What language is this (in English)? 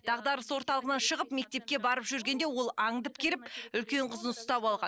Kazakh